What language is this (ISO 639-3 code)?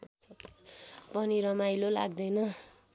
nep